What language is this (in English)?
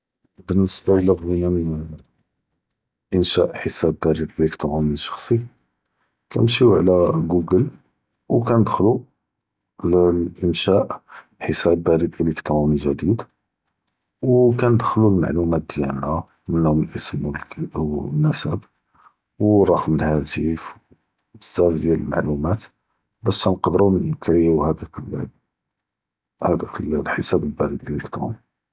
Judeo-Arabic